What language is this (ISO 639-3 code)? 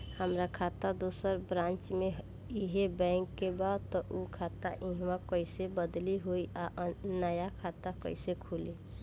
bho